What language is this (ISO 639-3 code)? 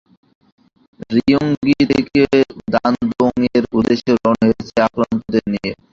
ben